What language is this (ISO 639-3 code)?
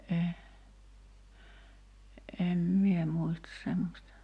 fin